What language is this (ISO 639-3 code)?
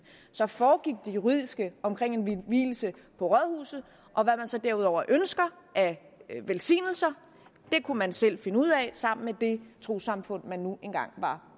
dan